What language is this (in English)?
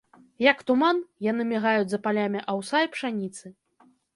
Belarusian